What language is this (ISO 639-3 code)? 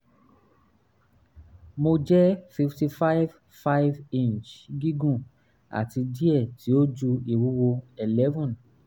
yor